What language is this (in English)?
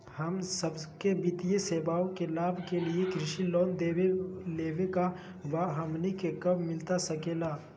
Magahi